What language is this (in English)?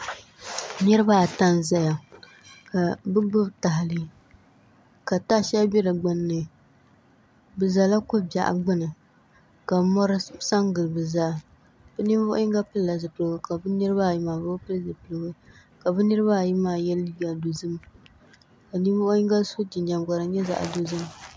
Dagbani